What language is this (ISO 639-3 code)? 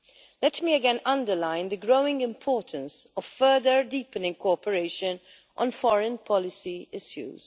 eng